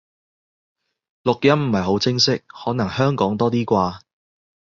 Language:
Cantonese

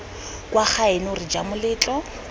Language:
Tswana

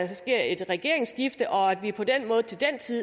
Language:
Danish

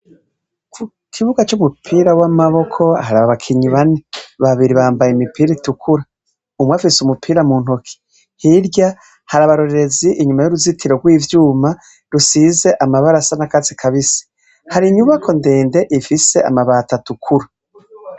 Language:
Rundi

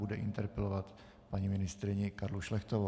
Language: Czech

